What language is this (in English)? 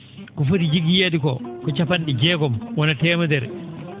Fula